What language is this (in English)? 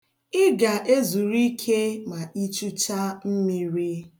Igbo